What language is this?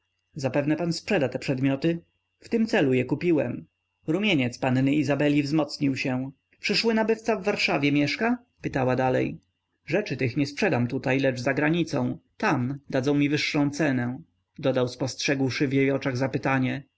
Polish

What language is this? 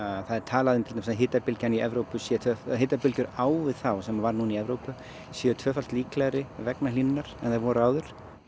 Icelandic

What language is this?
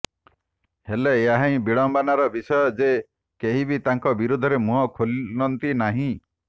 Odia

